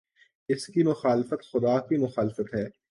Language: Urdu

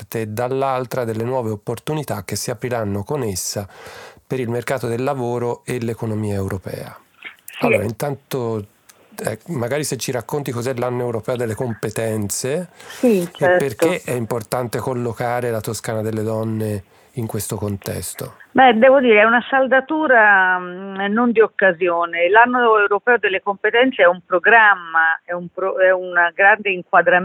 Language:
Italian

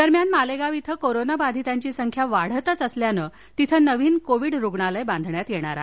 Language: Marathi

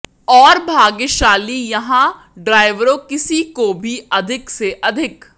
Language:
Hindi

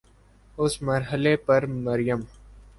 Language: Urdu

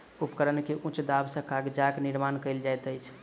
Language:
Maithili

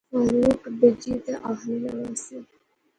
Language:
Pahari-Potwari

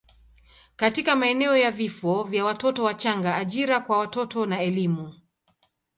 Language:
Swahili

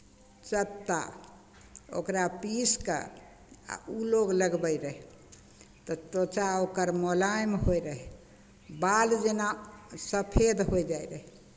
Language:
Maithili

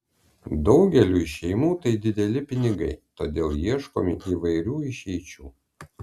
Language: Lithuanian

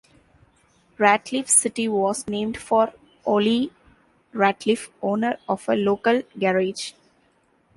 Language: English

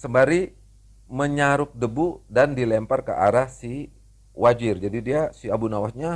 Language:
Indonesian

